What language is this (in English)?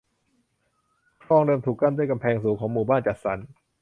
Thai